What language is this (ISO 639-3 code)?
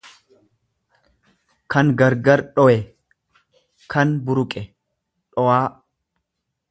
orm